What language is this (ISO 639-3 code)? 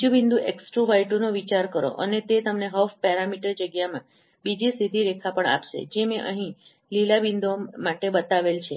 guj